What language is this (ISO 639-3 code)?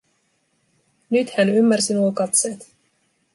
fin